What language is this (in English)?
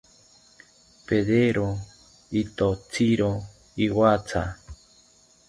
South Ucayali Ashéninka